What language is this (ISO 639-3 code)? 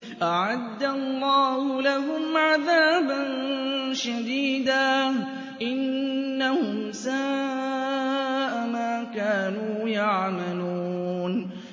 ara